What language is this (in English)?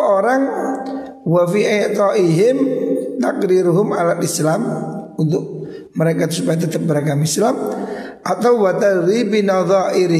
Indonesian